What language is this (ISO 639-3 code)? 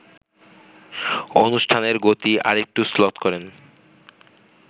ben